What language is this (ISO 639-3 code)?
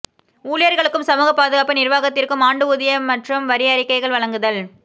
tam